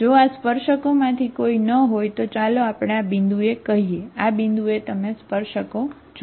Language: Gujarati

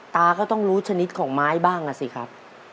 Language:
Thai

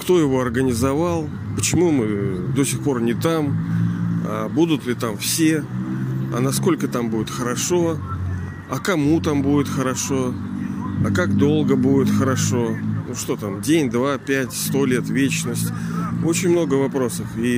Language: Russian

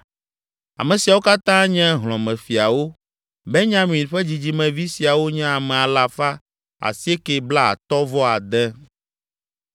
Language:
Ewe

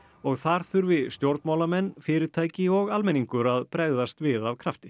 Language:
Icelandic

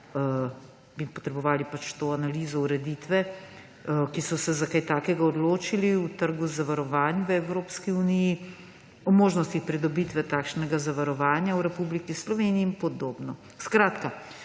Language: Slovenian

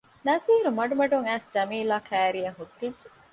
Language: Divehi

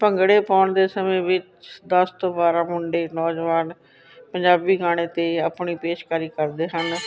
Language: Punjabi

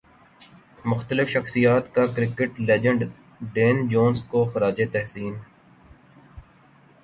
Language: Urdu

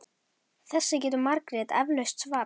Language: Icelandic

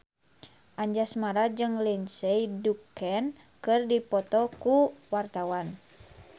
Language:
Sundanese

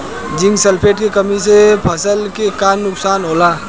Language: Bhojpuri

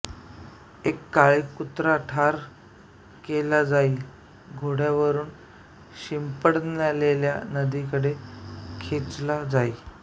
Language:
Marathi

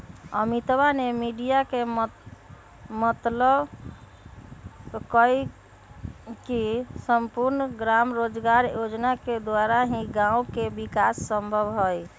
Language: Magahi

